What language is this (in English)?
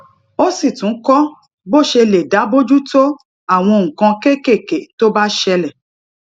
Yoruba